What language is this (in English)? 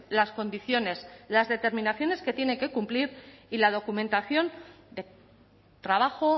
Spanish